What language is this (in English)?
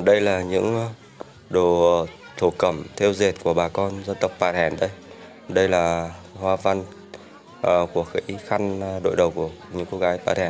Vietnamese